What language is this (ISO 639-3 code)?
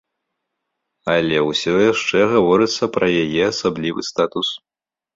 bel